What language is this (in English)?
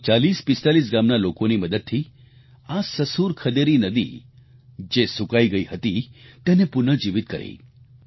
Gujarati